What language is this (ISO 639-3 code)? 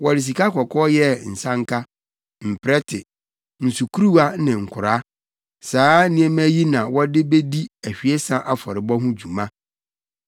aka